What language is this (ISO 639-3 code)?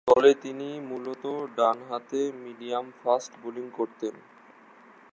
ben